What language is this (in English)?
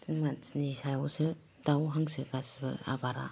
Bodo